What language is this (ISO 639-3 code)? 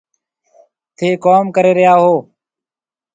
mve